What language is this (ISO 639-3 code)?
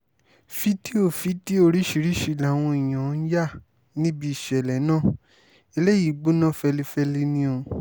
yor